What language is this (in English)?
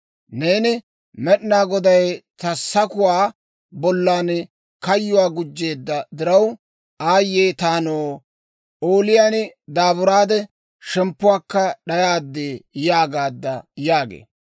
Dawro